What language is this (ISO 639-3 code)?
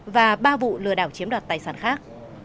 vie